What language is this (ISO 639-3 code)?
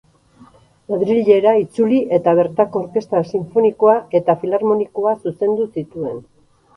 eus